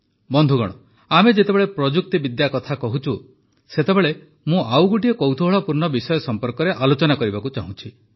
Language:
Odia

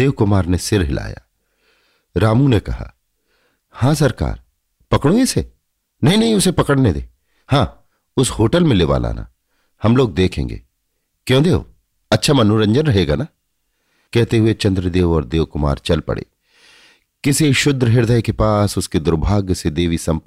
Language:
Hindi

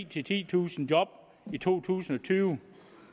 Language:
Danish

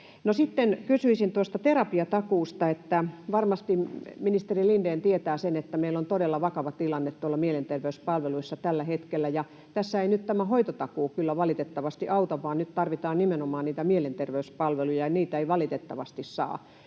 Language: Finnish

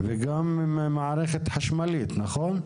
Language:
Hebrew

